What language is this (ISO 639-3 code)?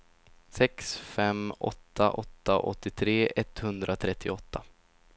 swe